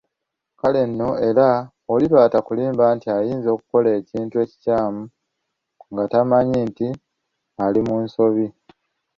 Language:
Ganda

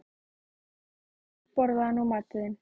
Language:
Icelandic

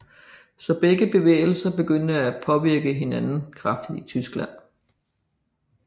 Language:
Danish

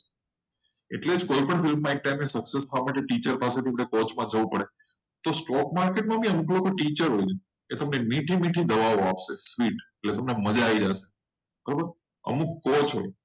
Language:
Gujarati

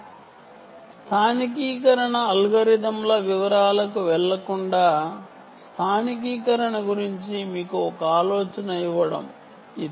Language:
Telugu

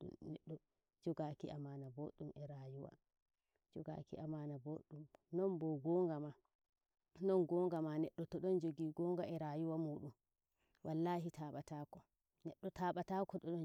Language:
Nigerian Fulfulde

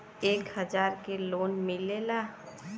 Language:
Bhojpuri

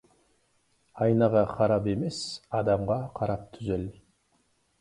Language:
Kazakh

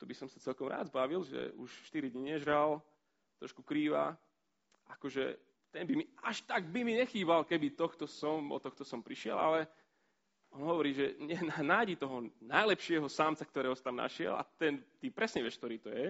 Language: Slovak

